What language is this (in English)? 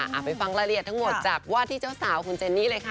Thai